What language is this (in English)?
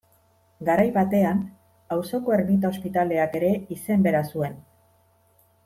Basque